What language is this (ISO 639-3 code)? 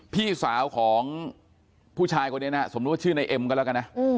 tha